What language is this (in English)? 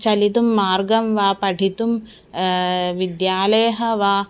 Sanskrit